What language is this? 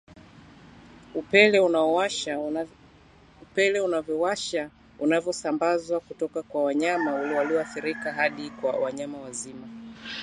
Swahili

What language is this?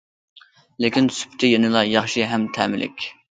Uyghur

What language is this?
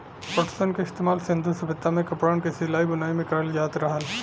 Bhojpuri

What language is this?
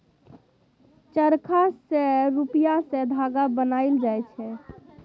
Maithili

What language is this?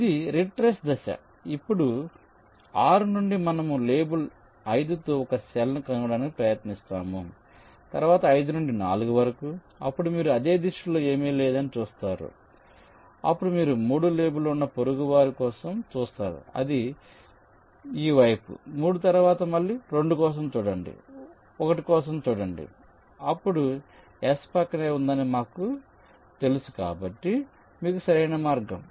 Telugu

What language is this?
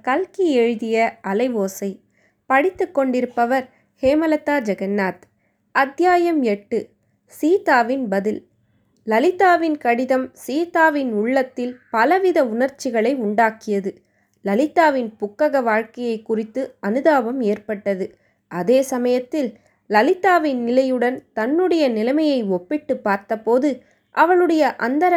Tamil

